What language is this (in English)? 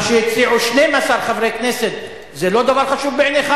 Hebrew